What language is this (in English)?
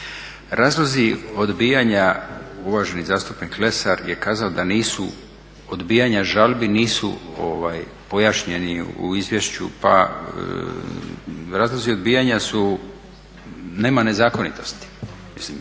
Croatian